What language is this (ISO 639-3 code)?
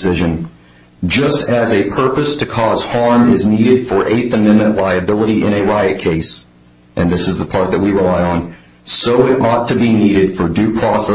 eng